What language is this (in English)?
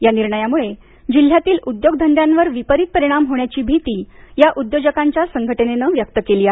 Marathi